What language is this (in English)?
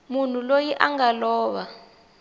Tsonga